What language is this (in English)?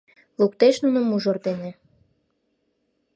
Mari